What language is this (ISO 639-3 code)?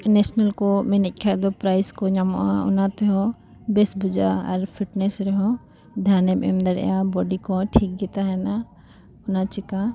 sat